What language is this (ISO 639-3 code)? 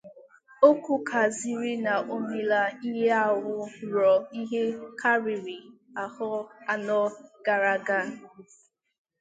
ibo